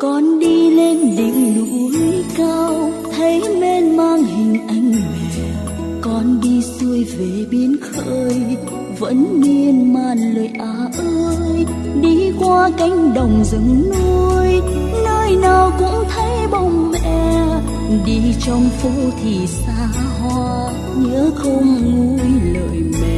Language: Vietnamese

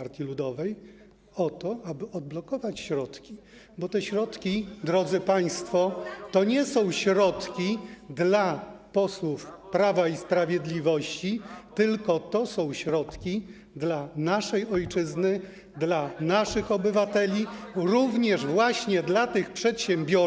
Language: Polish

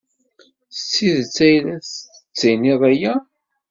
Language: Kabyle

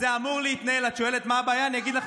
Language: Hebrew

